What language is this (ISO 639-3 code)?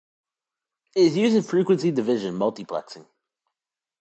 eng